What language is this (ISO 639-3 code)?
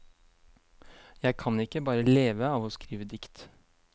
nor